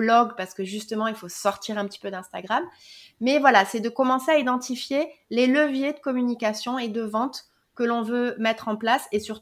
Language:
French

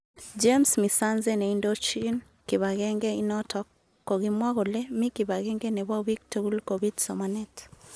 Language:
Kalenjin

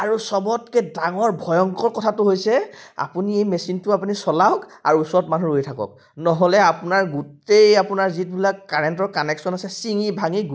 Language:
Assamese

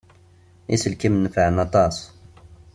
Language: Kabyle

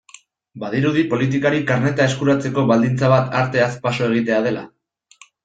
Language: Basque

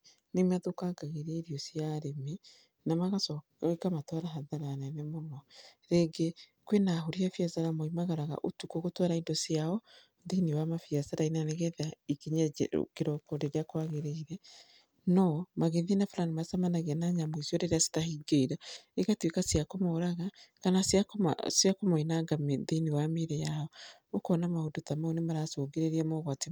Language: Kikuyu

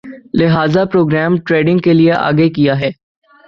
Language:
Urdu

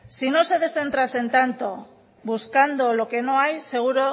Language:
Spanish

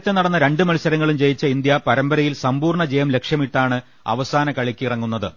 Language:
Malayalam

